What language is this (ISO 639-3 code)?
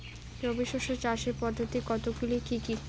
ben